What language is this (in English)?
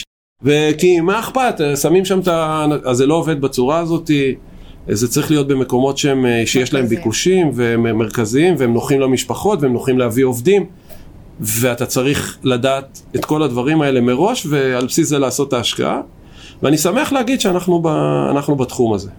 Hebrew